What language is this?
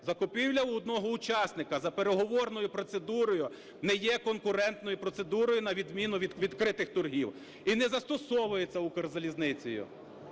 Ukrainian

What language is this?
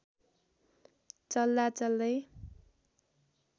Nepali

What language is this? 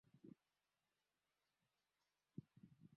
Swahili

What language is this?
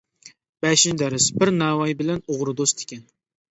Uyghur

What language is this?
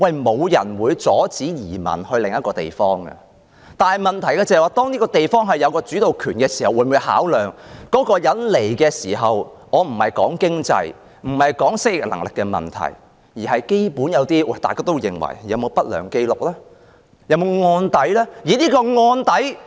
Cantonese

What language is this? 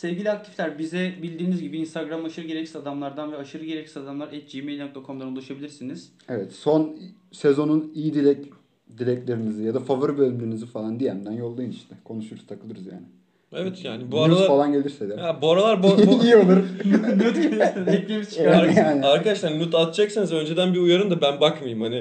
Turkish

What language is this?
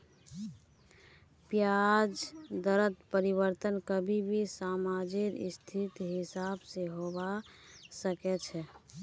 Magahi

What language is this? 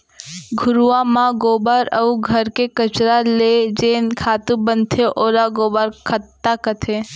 Chhattisgarhi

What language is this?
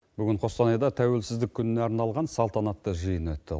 Kazakh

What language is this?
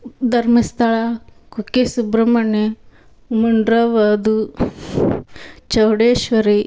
Kannada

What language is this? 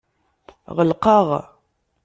Kabyle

